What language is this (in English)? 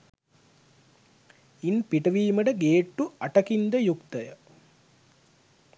Sinhala